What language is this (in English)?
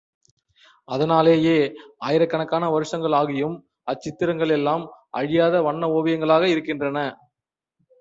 Tamil